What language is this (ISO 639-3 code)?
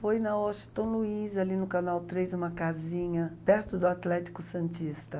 por